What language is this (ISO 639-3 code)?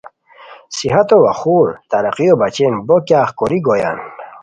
khw